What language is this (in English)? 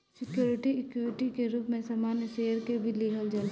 Bhojpuri